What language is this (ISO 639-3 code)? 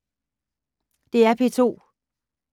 dan